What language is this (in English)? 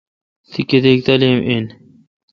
Kalkoti